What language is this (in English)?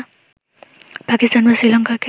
Bangla